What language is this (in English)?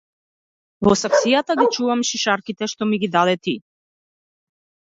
Macedonian